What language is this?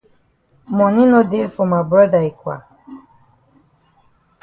Cameroon Pidgin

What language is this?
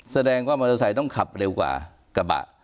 Thai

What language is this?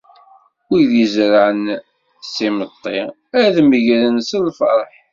Kabyle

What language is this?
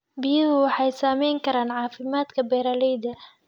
Somali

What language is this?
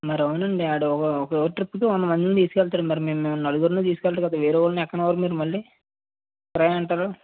Telugu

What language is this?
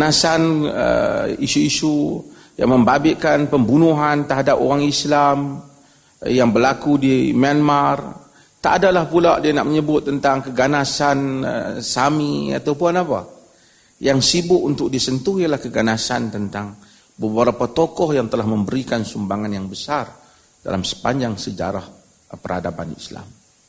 Malay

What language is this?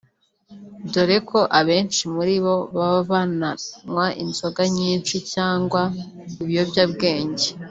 Kinyarwanda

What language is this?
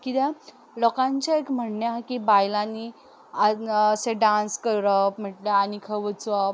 Konkani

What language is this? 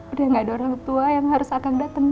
Indonesian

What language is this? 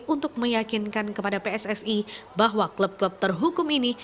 Indonesian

